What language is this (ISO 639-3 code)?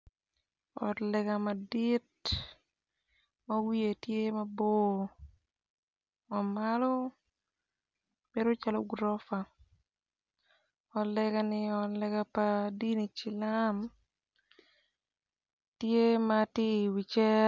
ach